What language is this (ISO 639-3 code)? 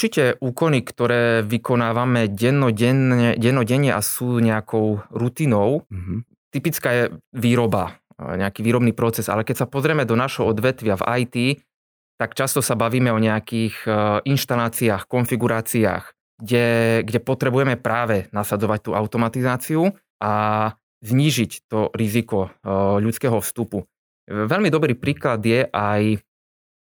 slk